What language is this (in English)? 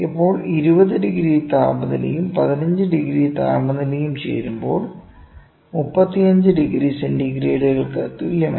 Malayalam